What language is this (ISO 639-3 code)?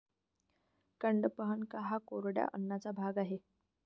mar